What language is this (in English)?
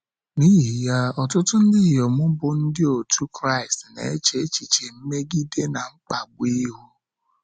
Igbo